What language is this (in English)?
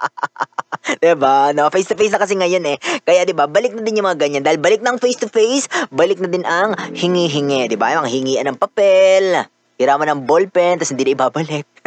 Filipino